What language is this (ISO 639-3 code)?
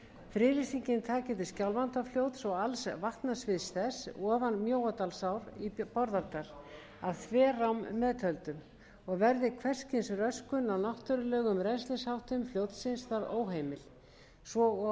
isl